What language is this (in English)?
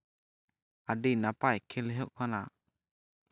Santali